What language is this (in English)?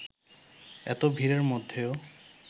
Bangla